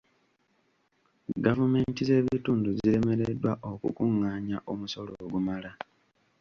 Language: Ganda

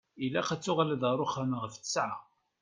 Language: Kabyle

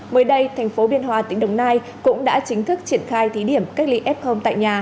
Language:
Vietnamese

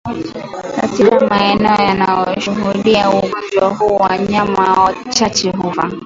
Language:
Swahili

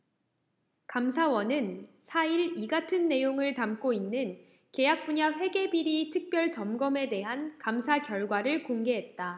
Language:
Korean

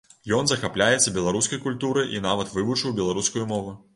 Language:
Belarusian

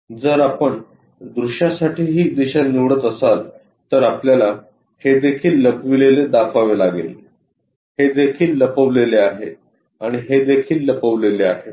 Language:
Marathi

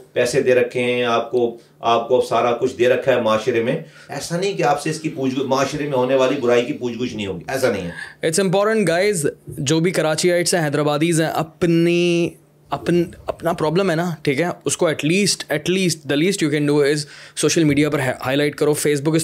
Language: Urdu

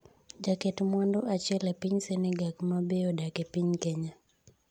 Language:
Luo (Kenya and Tanzania)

